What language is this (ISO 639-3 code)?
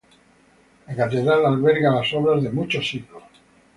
spa